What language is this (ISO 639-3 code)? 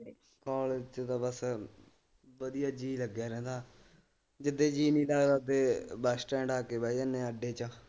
pan